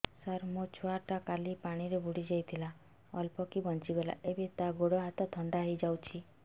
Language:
Odia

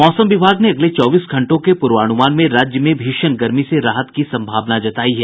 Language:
Hindi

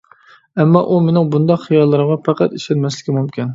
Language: Uyghur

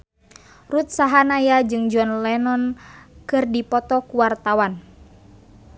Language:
Sundanese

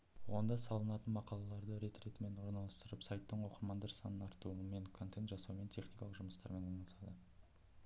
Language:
Kazakh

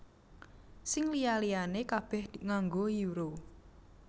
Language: Javanese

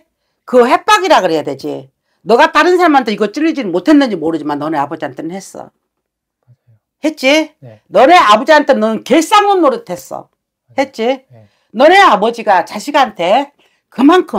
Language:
Korean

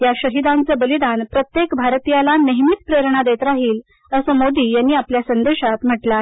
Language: Marathi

